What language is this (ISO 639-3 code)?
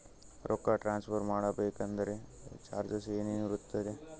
kan